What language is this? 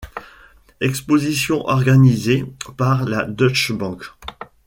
French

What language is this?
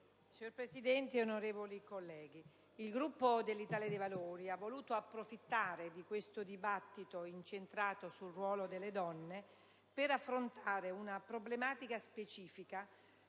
Italian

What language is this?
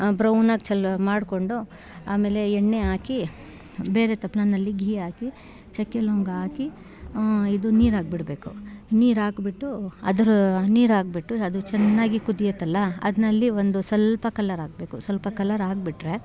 Kannada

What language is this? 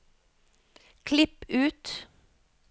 Norwegian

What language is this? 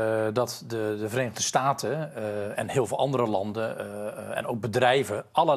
Dutch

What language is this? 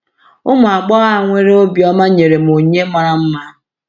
Igbo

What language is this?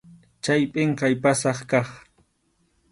Arequipa-La Unión Quechua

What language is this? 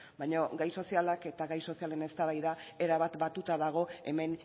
Basque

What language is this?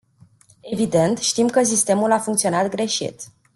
Romanian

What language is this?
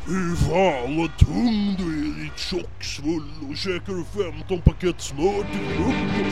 Swedish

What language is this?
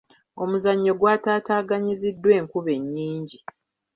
Ganda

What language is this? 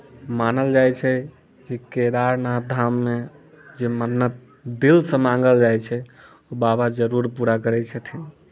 Maithili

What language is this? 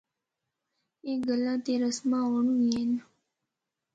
Northern Hindko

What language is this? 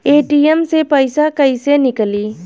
Bhojpuri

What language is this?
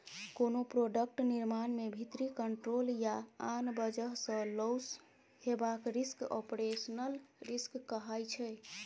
Maithili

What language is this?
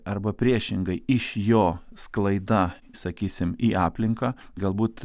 Lithuanian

